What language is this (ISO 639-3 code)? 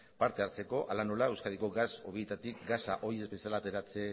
eus